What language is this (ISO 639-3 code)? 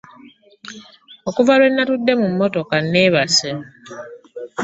lug